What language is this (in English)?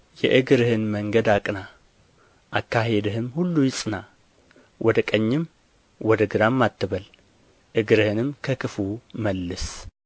Amharic